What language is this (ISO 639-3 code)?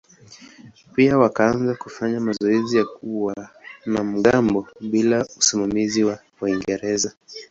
swa